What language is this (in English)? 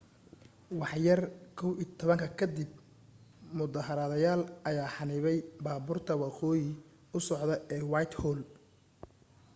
Somali